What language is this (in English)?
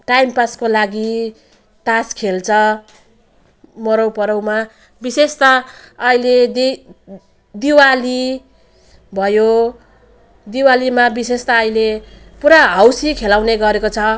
Nepali